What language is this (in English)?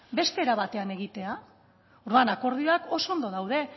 Basque